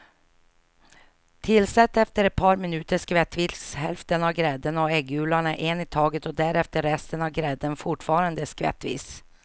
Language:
Swedish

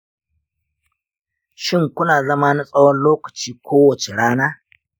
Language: Hausa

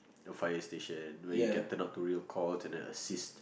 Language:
English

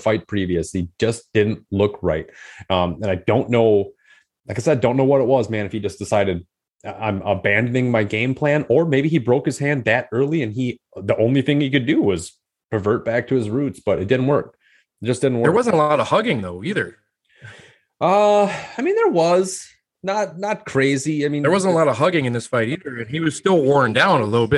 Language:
English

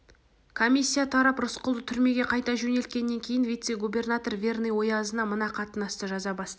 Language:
Kazakh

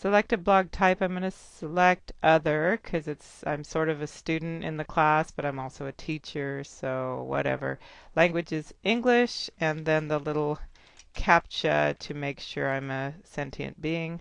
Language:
English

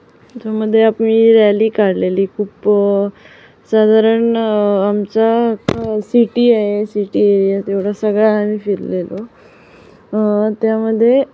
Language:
Marathi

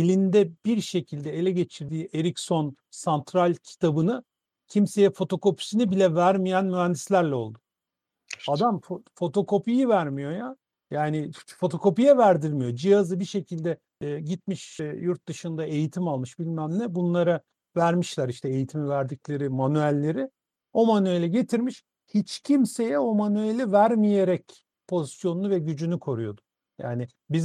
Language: Turkish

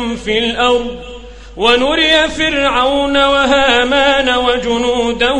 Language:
Arabic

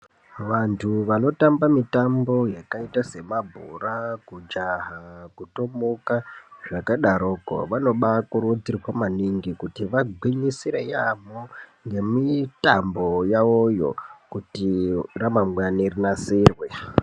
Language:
Ndau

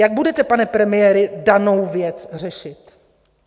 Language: Czech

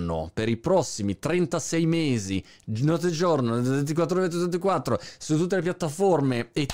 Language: Italian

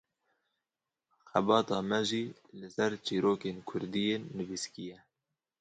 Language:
Kurdish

